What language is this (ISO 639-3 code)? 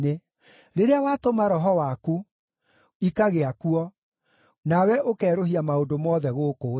kik